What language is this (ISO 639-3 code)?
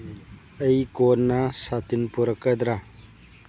mni